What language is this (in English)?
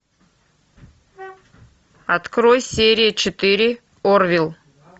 Russian